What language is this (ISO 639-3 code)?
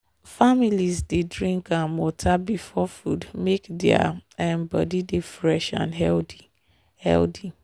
pcm